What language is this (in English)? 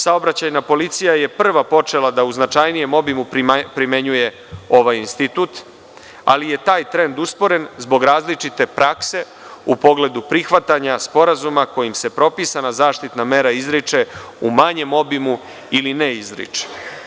Serbian